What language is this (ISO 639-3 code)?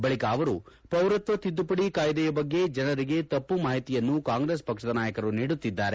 kan